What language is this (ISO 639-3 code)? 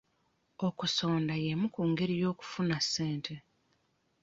lug